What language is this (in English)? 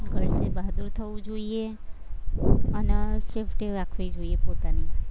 Gujarati